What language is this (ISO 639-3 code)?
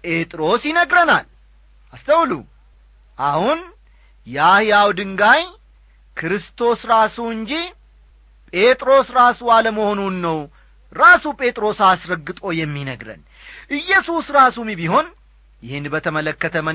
amh